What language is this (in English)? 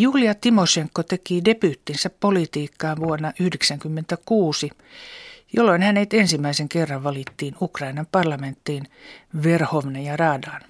Finnish